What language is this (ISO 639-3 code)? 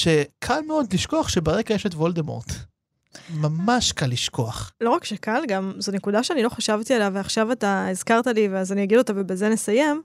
heb